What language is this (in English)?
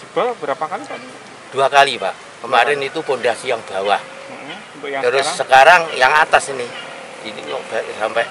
Indonesian